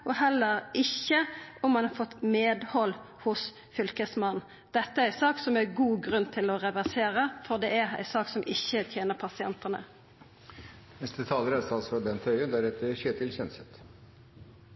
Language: Norwegian Nynorsk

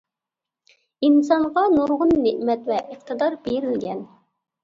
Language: Uyghur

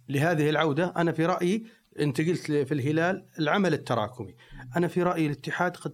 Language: Arabic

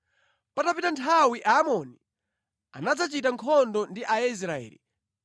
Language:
Nyanja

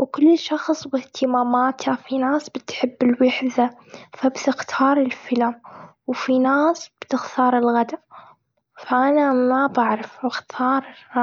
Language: Gulf Arabic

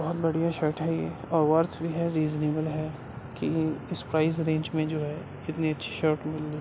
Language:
Urdu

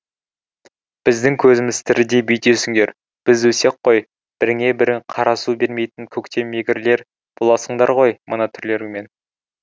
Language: Kazakh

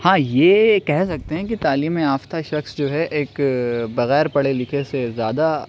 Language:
Urdu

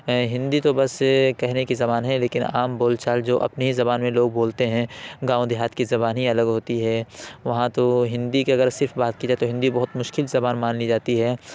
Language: Urdu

